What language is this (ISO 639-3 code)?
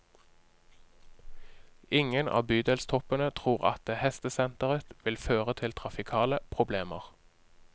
nor